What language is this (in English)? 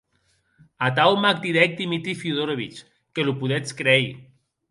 Occitan